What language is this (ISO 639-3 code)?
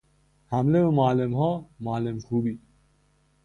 fas